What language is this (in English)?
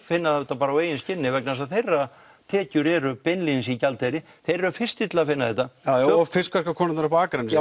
Icelandic